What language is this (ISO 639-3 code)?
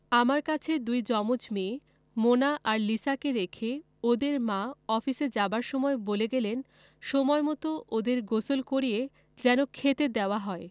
ben